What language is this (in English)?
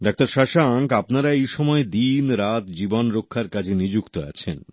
Bangla